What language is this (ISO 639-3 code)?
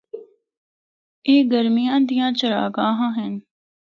hno